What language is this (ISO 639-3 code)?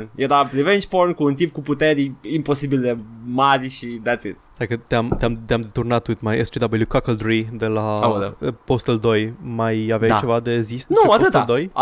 ron